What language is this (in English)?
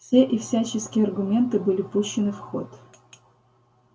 Russian